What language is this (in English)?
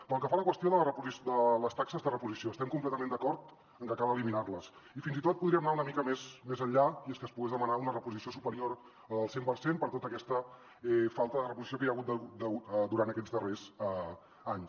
Catalan